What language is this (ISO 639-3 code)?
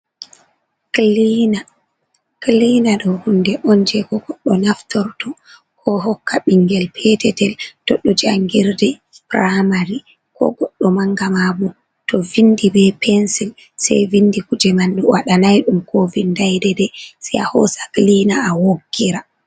ful